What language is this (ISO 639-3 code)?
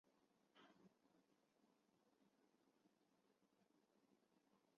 zho